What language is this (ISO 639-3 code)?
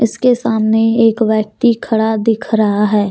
hin